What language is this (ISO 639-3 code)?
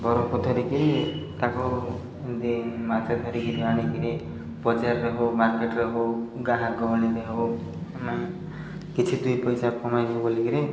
ori